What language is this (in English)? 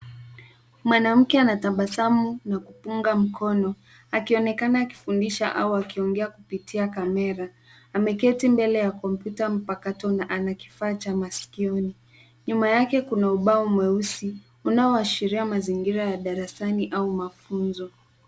Swahili